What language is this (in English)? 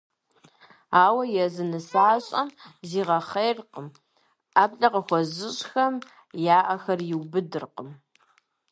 Kabardian